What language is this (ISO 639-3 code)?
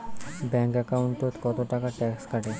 ben